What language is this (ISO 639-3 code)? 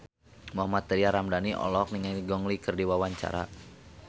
sun